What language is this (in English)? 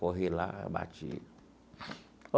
Portuguese